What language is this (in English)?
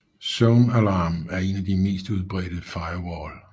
Danish